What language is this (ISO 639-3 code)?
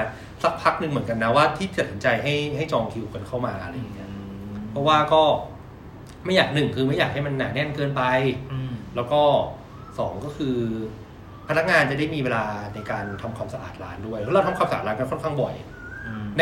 tha